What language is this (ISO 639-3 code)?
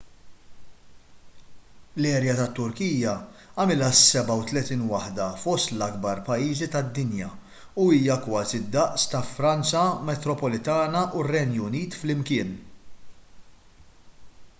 mlt